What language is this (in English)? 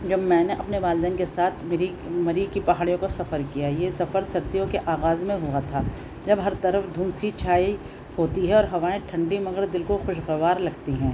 Urdu